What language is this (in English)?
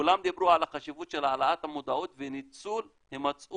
Hebrew